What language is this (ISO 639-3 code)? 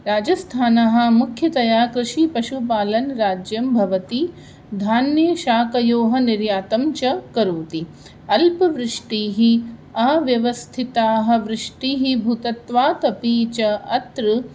san